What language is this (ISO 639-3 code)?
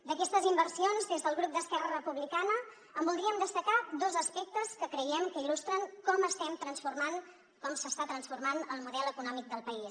cat